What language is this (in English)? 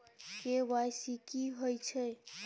Maithili